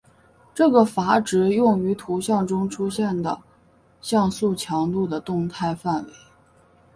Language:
Chinese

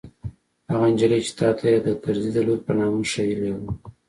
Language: Pashto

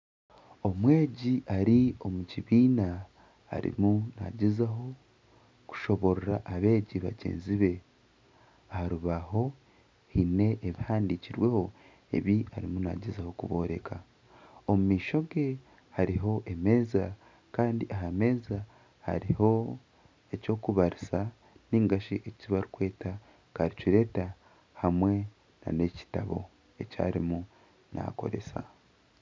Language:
Nyankole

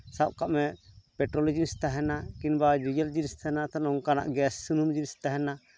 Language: Santali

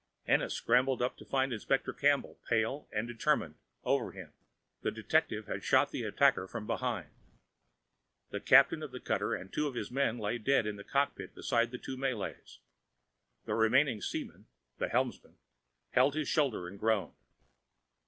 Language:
English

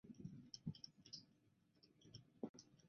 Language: Chinese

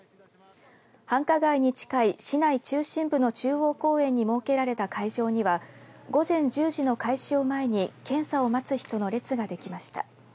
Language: Japanese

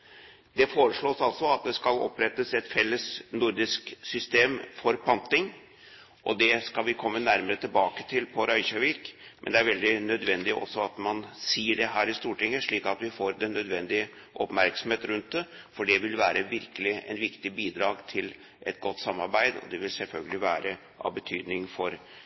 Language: Norwegian Bokmål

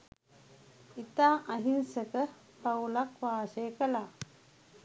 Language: Sinhala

